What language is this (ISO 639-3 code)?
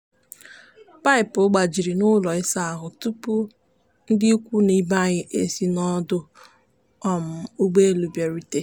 ibo